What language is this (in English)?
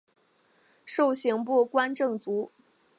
Chinese